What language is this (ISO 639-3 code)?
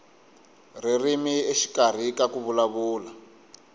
tso